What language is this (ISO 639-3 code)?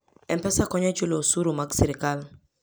luo